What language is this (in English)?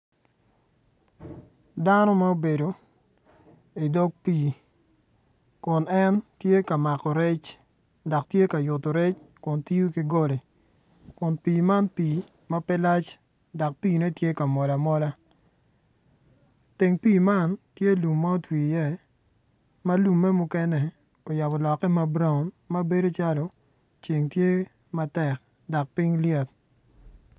Acoli